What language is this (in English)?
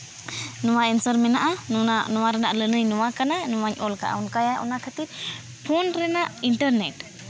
Santali